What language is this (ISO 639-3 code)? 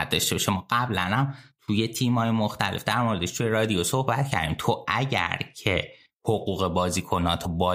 fas